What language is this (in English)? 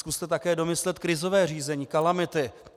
Czech